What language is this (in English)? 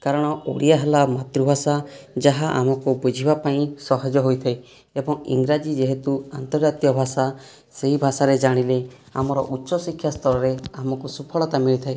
Odia